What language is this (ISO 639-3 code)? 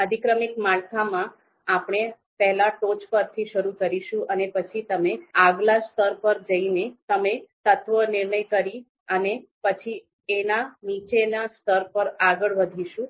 guj